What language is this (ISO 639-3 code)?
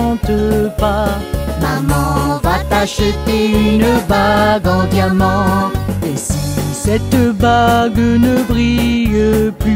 fra